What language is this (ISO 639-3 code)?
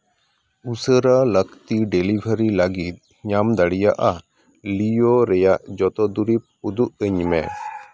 sat